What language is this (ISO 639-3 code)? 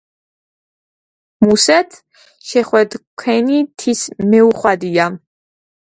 kat